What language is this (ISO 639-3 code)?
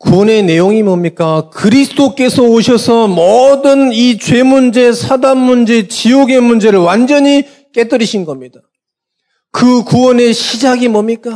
kor